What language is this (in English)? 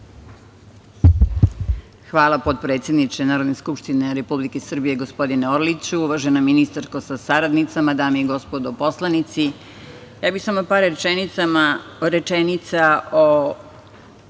Serbian